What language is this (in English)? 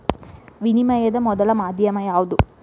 Kannada